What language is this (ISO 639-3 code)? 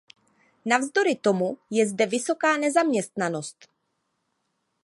ces